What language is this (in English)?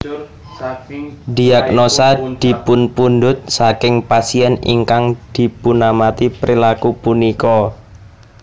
Javanese